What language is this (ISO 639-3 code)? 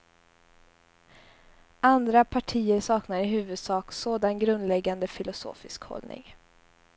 swe